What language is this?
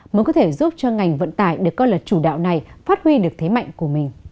Vietnamese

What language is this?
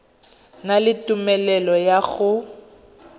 Tswana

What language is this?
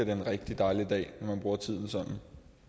Danish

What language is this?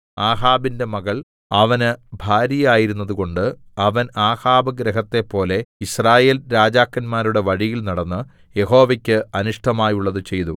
Malayalam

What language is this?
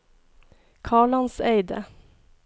Norwegian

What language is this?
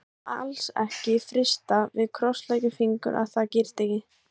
Icelandic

